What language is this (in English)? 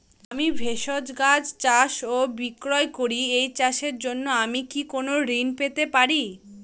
Bangla